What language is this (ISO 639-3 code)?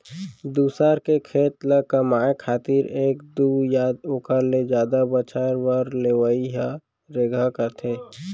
hne